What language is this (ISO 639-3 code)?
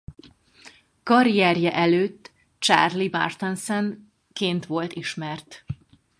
hun